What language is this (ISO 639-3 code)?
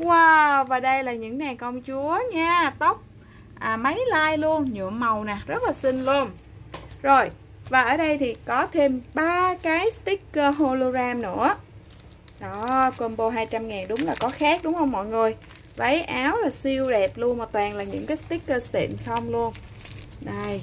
vie